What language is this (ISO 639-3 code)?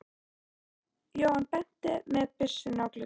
isl